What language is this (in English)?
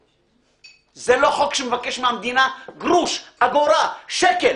Hebrew